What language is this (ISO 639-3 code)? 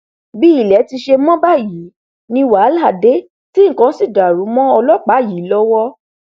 yor